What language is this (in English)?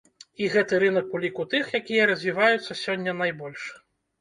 Belarusian